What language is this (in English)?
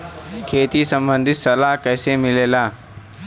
Bhojpuri